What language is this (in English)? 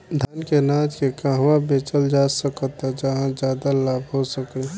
Bhojpuri